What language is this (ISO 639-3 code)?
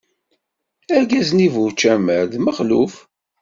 kab